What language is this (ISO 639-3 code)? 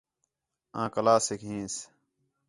xhe